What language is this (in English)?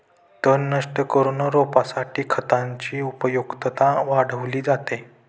Marathi